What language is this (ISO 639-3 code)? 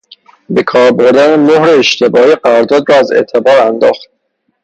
fas